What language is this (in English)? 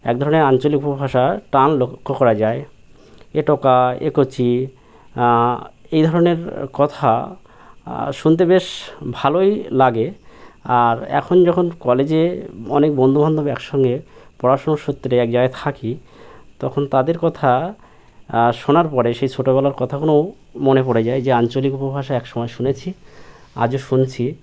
Bangla